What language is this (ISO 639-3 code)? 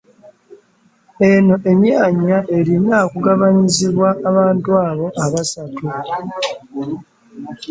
lug